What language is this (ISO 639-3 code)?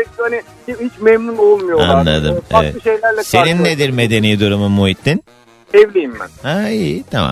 tur